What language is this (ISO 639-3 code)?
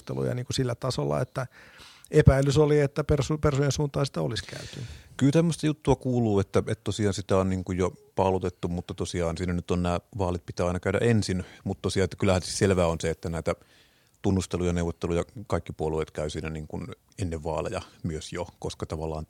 fin